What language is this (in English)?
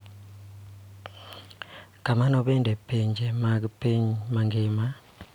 Luo (Kenya and Tanzania)